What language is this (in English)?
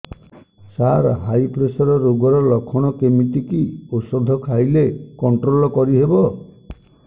Odia